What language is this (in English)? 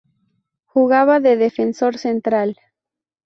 Spanish